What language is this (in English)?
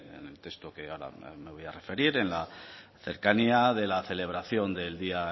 Spanish